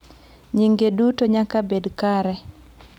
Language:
Luo (Kenya and Tanzania)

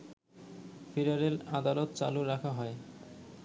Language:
Bangla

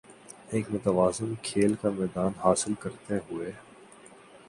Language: Urdu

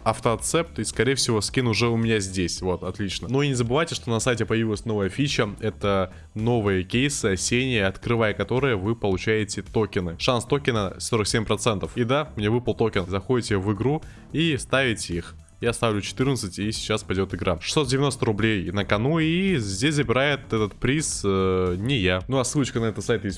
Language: Russian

